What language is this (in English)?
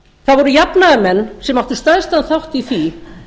Icelandic